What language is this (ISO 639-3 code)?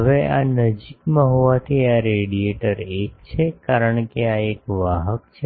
guj